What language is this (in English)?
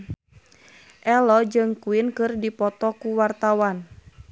Sundanese